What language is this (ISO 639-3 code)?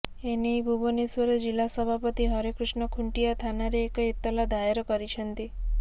ori